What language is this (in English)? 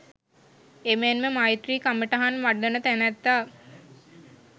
Sinhala